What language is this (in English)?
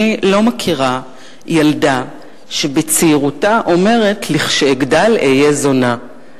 Hebrew